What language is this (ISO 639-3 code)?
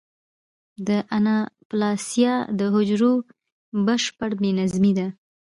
pus